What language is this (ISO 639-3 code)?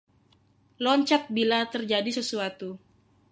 ind